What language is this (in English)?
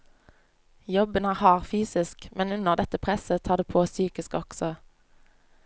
Norwegian